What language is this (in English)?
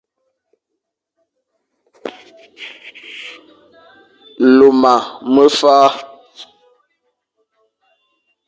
Fang